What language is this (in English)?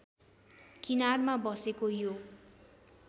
Nepali